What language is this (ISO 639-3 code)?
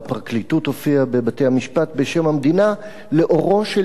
heb